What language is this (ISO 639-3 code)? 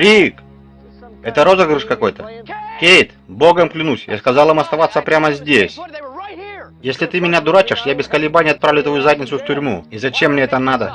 rus